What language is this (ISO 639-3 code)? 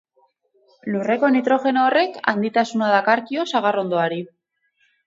eus